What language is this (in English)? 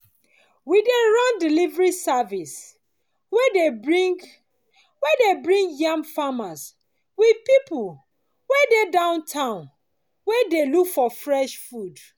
Nigerian Pidgin